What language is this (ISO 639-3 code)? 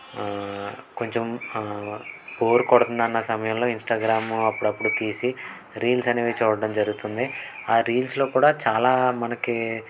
tel